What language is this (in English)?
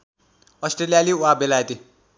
Nepali